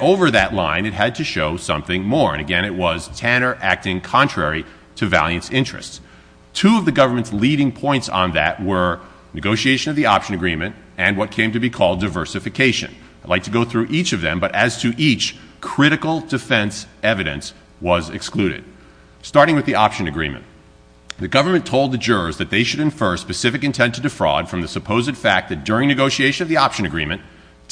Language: English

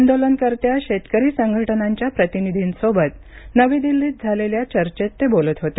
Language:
Marathi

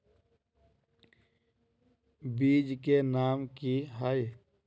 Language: Magahi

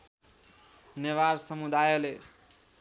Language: Nepali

